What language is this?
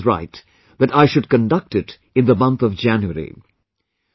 English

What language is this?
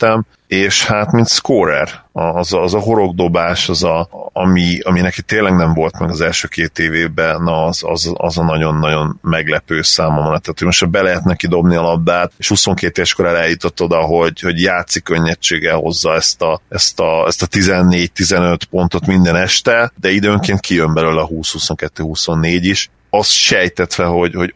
Hungarian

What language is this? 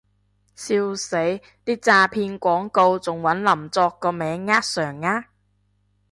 Cantonese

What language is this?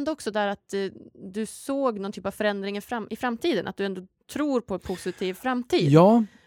Swedish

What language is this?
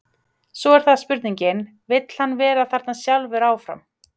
Icelandic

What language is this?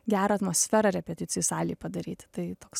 Lithuanian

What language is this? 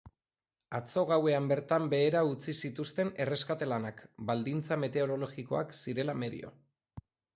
Basque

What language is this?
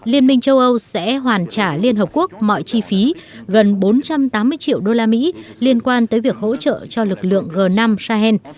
Vietnamese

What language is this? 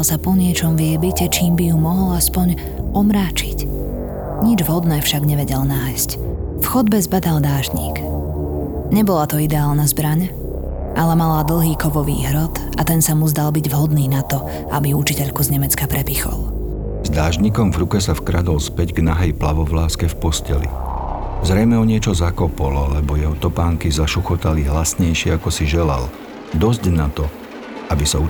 Slovak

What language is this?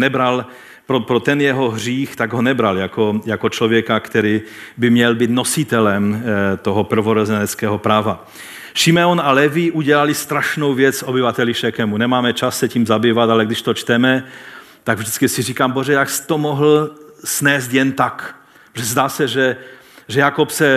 Czech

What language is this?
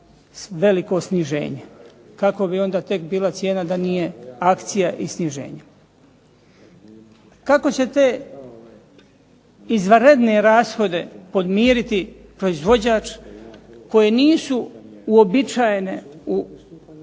Croatian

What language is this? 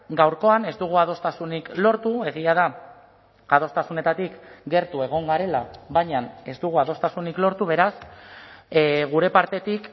Basque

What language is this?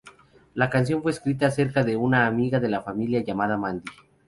Spanish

